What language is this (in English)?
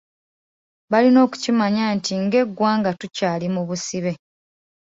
Ganda